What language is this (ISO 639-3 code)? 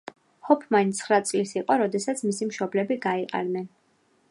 kat